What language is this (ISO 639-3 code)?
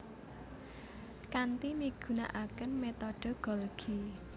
jav